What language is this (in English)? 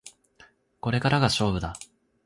Japanese